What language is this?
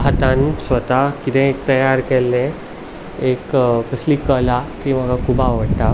Konkani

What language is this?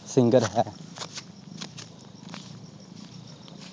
Punjabi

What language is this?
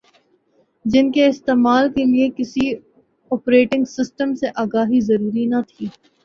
Urdu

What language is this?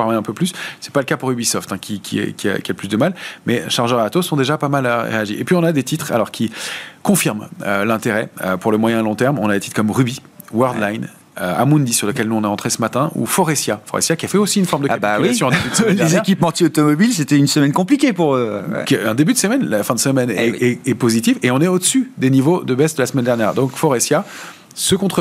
French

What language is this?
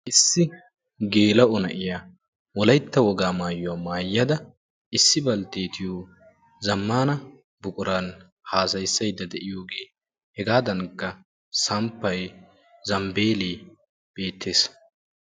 Wolaytta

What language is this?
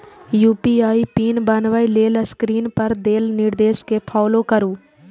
Maithili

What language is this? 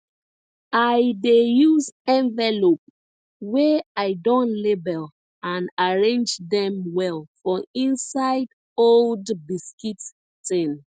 Nigerian Pidgin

